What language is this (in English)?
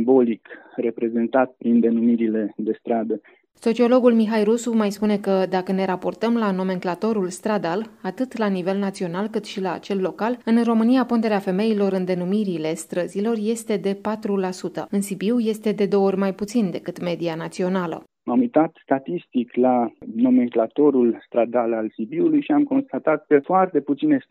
Romanian